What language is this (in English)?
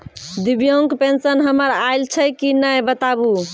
Maithili